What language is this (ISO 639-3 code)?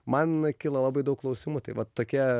lit